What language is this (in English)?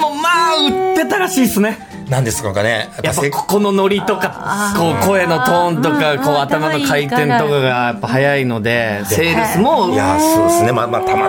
Japanese